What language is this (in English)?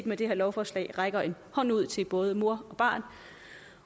Danish